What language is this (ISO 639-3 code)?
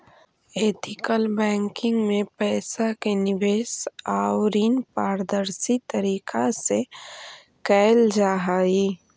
mag